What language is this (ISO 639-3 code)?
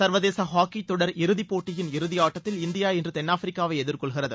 tam